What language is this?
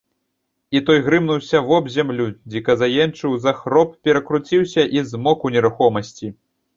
Belarusian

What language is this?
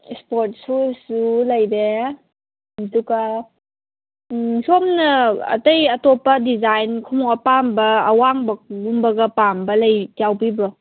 Manipuri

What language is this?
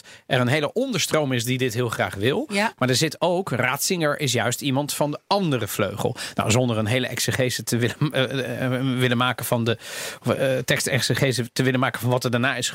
Dutch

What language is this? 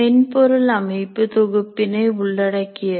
Tamil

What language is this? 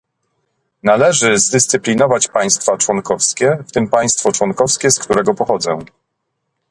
Polish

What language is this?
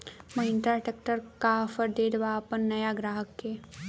Bhojpuri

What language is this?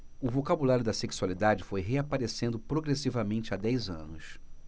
Portuguese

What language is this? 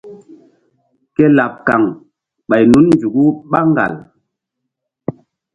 Mbum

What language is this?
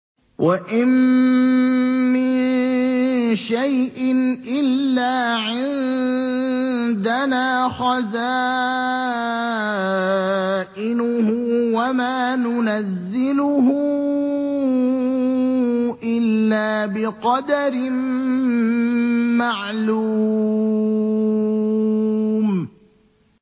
Arabic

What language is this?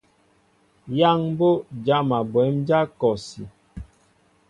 Mbo (Cameroon)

